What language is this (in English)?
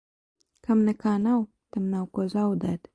Latvian